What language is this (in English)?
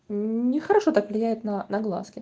Russian